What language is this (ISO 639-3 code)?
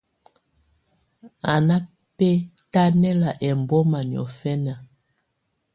tvu